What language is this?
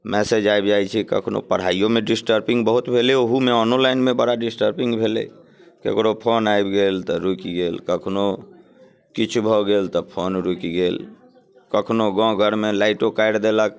Maithili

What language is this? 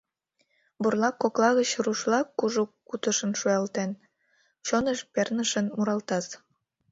Mari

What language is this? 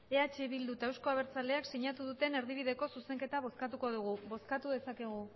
Basque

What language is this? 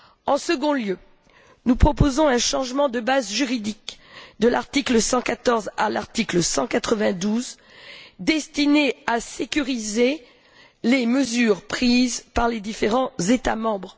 French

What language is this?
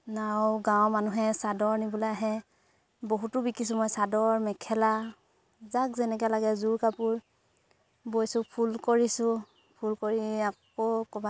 Assamese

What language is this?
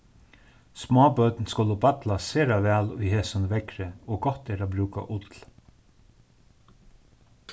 Faroese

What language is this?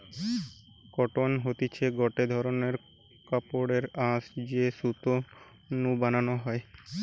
Bangla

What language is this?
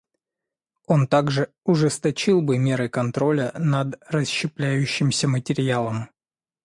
Russian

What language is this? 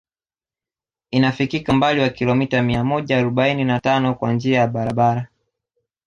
Swahili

